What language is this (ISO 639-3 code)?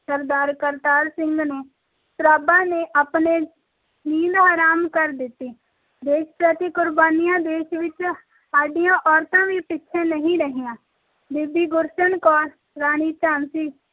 pan